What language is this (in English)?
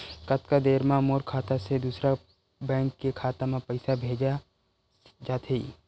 Chhattisgarhi